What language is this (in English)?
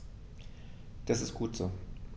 German